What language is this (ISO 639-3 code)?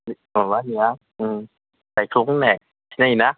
brx